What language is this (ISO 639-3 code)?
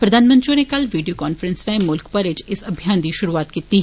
doi